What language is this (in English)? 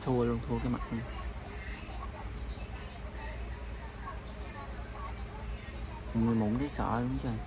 Vietnamese